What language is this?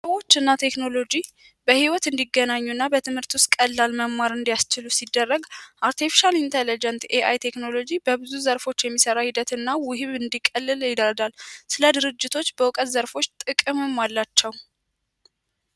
Amharic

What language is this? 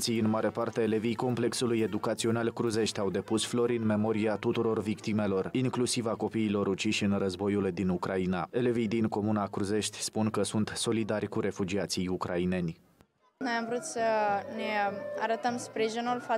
Romanian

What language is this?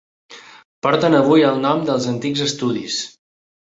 Catalan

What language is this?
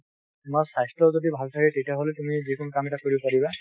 Assamese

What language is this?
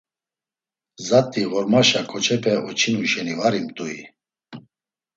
Laz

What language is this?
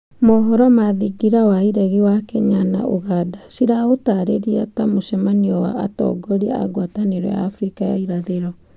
Kikuyu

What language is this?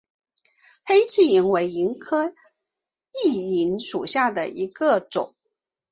Chinese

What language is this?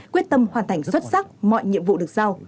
Vietnamese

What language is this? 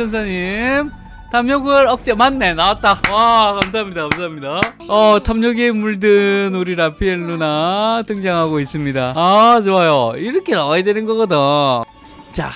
Korean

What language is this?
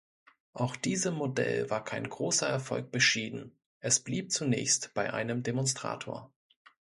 German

